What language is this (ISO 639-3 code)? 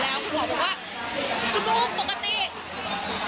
tha